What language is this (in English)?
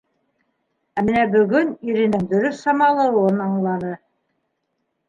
Bashkir